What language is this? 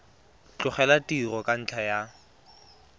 Tswana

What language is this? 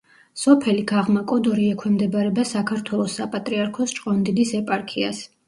Georgian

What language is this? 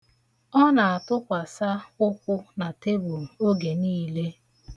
Igbo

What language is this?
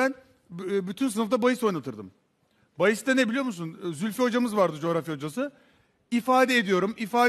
Turkish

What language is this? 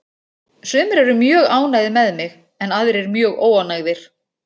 Icelandic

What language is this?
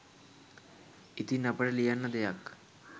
Sinhala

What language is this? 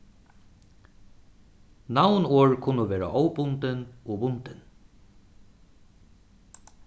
Faroese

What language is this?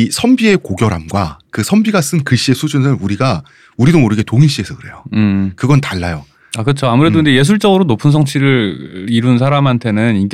Korean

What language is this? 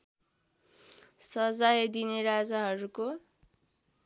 Nepali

